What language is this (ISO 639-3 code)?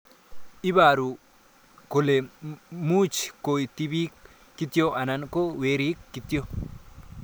kln